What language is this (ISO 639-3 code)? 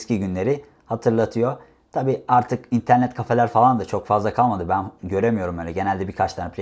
tur